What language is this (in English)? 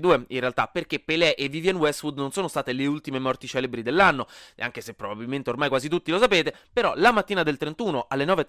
Italian